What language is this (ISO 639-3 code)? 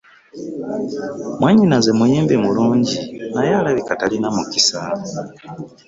lug